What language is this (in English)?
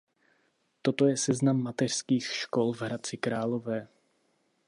Czech